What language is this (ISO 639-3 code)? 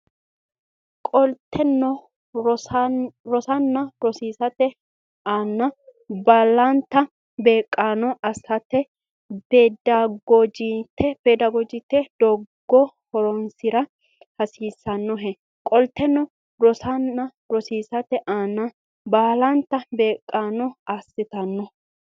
sid